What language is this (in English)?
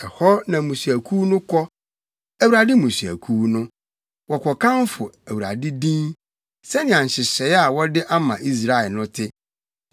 Akan